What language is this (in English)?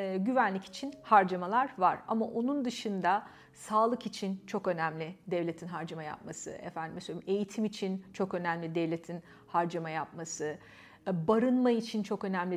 Turkish